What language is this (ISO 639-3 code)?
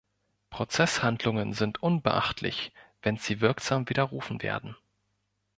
deu